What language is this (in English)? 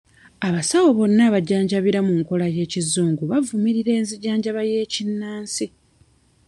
Ganda